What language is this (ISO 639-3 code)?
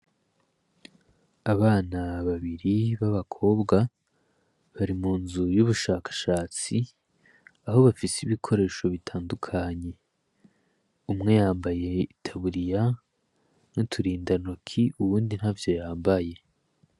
run